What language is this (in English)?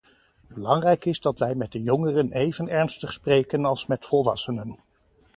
Dutch